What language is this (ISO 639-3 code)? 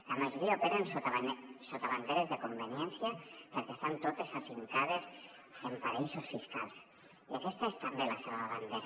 cat